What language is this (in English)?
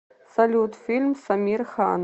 Russian